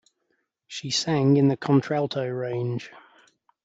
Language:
English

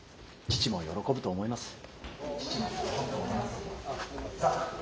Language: Japanese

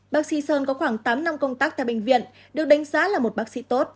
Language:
Vietnamese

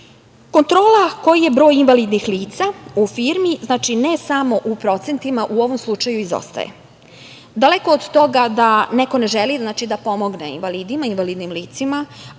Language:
Serbian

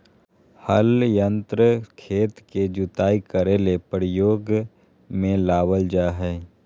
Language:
Magahi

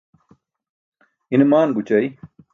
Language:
Burushaski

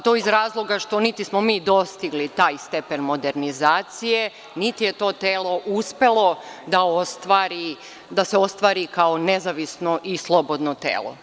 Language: Serbian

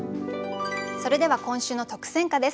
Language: Japanese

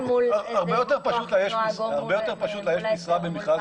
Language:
Hebrew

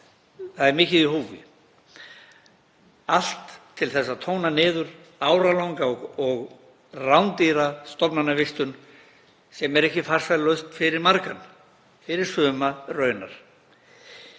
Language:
Icelandic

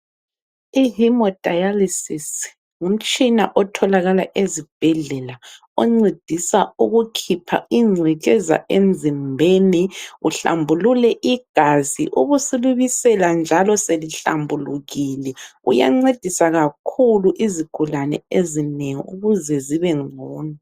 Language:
North Ndebele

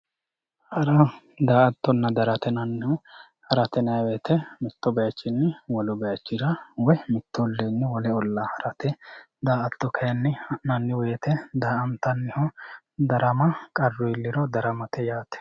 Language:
Sidamo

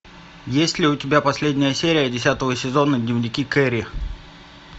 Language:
Russian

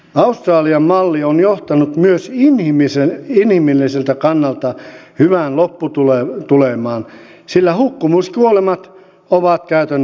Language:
Finnish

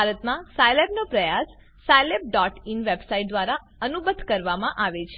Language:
Gujarati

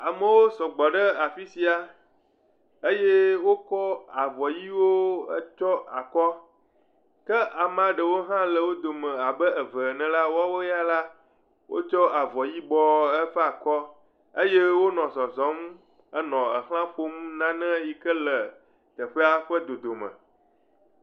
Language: Ewe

